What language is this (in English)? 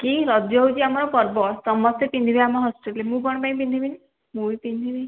Odia